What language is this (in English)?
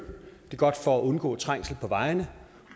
Danish